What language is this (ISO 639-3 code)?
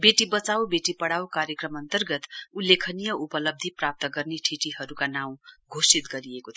nep